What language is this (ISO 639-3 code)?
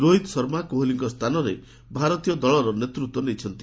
ori